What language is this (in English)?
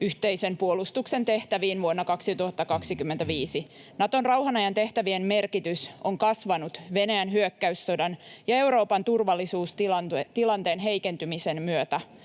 Finnish